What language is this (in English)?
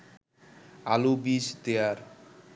Bangla